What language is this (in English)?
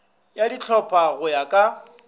Northern Sotho